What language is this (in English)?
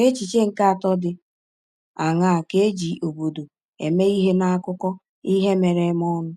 Igbo